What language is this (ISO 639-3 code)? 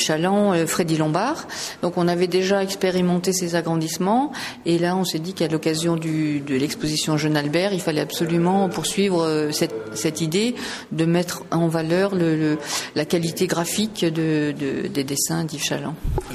fra